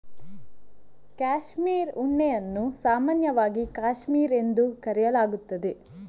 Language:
Kannada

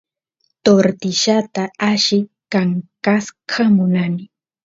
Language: Santiago del Estero Quichua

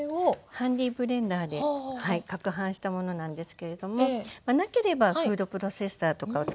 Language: Japanese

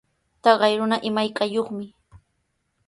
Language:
Sihuas Ancash Quechua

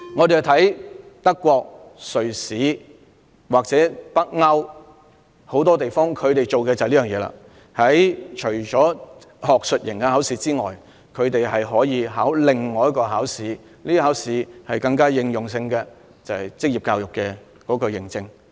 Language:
Cantonese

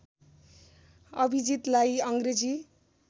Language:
Nepali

